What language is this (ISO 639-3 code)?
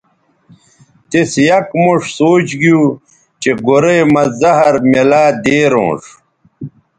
btv